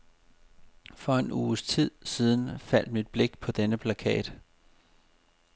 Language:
Danish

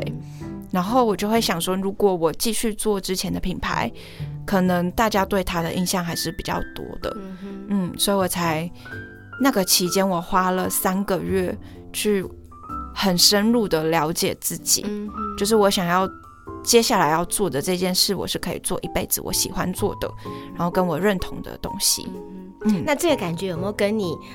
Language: Chinese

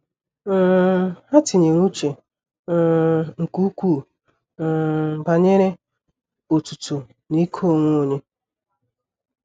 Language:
Igbo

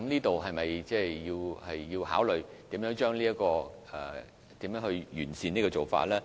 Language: Cantonese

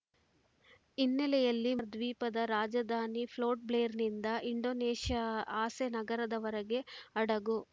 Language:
Kannada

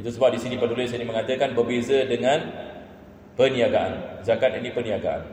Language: Malay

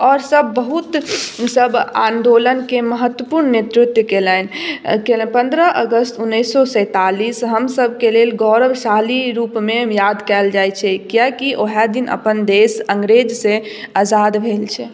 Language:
Maithili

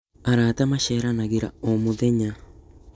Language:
Kikuyu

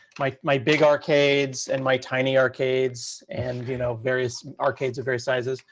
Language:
English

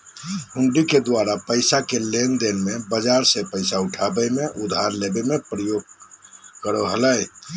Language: Magahi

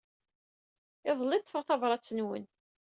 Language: Kabyle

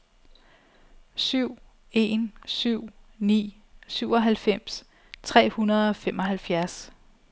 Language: Danish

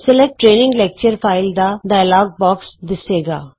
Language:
Punjabi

